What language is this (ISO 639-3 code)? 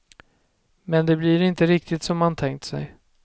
swe